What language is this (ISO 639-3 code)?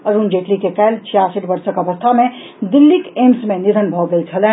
mai